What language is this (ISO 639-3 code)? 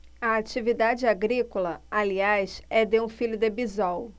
por